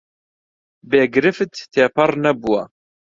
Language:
Central Kurdish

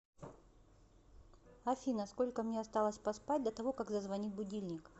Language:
Russian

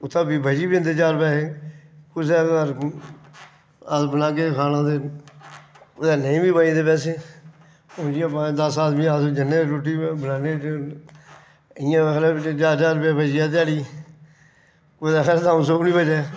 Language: Dogri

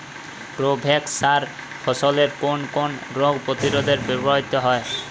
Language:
Bangla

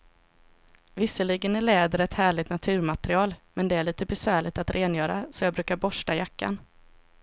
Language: Swedish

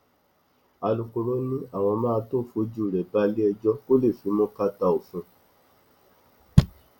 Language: Yoruba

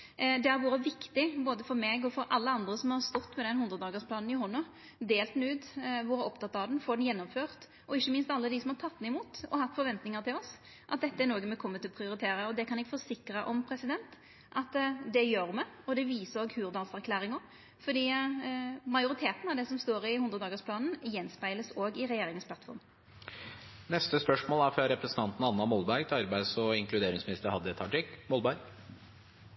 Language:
Norwegian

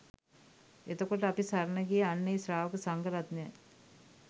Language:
Sinhala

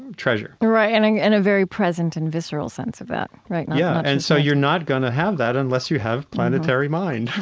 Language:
English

